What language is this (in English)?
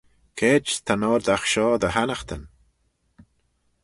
Manx